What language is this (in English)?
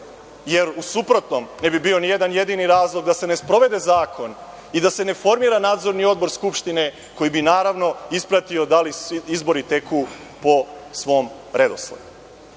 Serbian